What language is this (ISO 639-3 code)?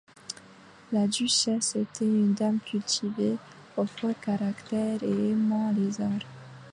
fra